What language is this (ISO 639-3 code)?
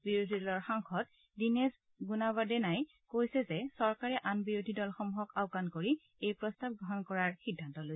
asm